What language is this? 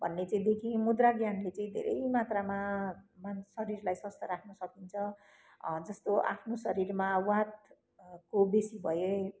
Nepali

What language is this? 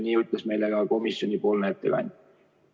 Estonian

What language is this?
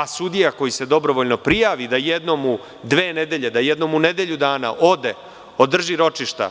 Serbian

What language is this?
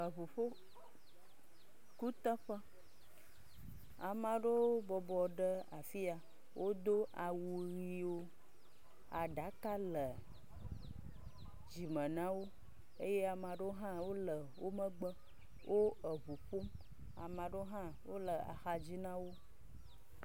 Ewe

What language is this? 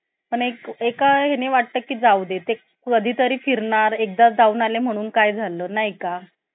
Marathi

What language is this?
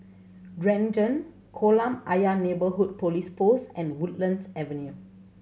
English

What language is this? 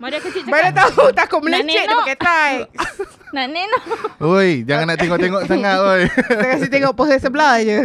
Malay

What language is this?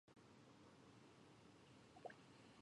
Chinese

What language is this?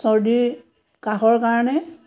Assamese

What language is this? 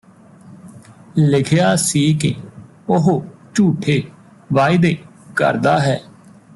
Punjabi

